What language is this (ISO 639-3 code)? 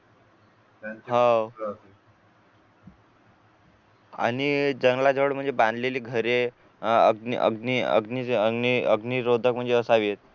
mar